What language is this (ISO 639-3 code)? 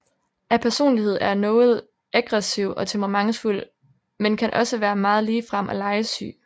dan